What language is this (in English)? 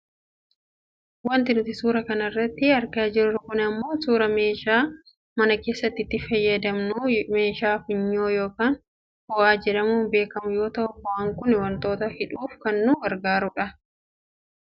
Oromo